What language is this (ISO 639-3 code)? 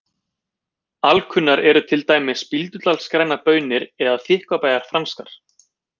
isl